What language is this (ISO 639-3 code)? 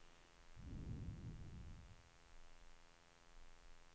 swe